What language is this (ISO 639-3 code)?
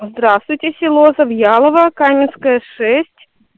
rus